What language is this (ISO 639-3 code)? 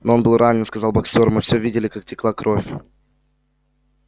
rus